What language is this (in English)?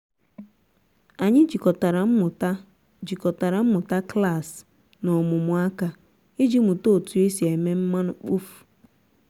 Igbo